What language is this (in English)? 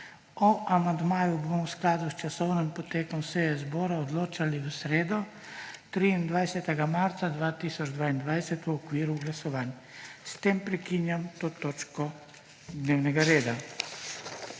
Slovenian